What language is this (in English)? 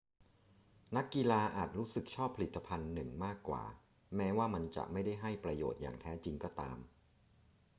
Thai